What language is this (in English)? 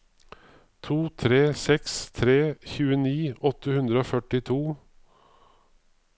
Norwegian